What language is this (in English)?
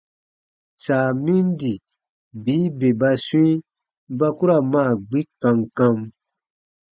Baatonum